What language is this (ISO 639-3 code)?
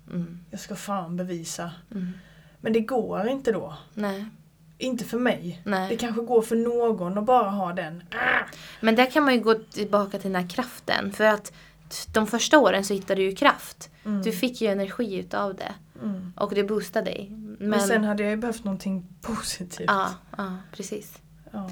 swe